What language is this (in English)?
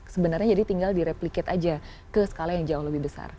Indonesian